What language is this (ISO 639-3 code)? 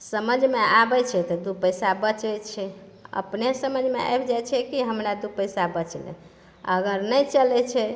mai